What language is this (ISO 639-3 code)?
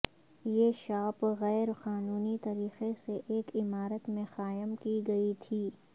urd